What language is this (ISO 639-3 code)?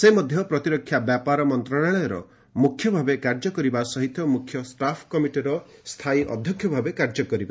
ori